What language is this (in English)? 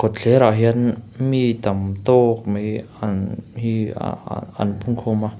Mizo